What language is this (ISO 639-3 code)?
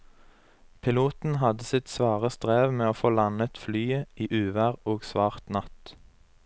nor